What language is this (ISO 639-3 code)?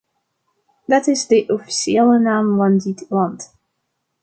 nld